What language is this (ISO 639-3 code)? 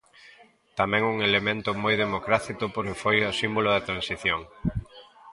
glg